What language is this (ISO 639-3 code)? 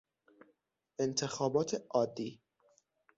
fas